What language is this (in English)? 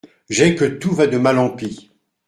French